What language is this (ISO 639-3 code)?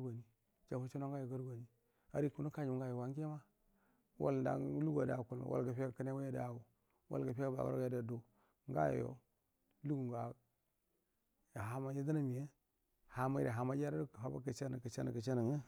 bdm